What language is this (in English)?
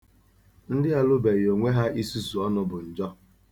Igbo